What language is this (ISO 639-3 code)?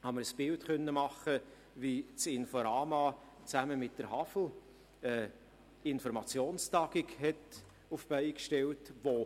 gsw